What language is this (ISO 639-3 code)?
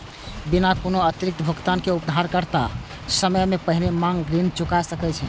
mai